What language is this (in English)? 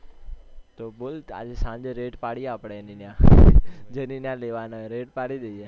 Gujarati